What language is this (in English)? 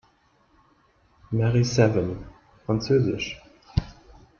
German